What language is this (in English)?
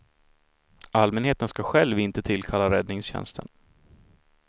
Swedish